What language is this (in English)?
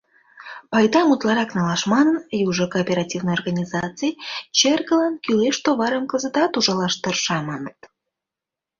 Mari